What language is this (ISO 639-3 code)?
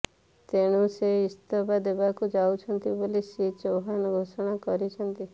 ori